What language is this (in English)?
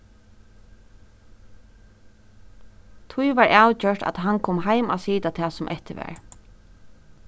Faroese